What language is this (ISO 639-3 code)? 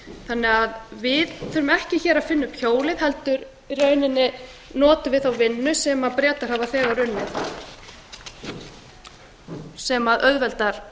isl